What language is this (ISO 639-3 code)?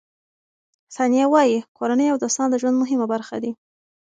pus